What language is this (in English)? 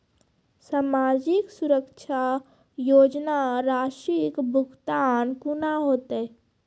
Maithili